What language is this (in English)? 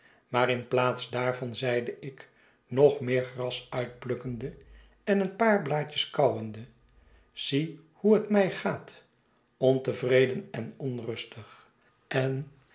Dutch